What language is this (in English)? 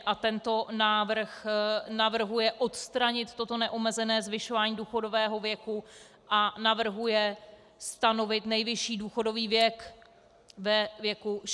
Czech